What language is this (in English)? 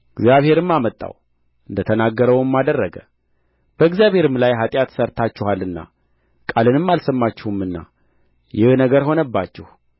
Amharic